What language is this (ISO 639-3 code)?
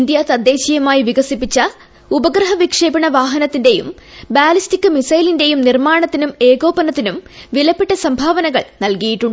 mal